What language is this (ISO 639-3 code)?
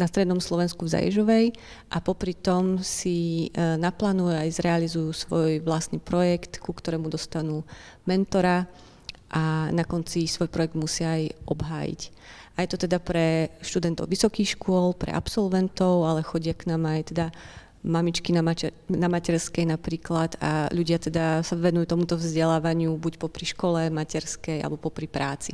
slk